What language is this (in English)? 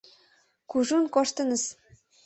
Mari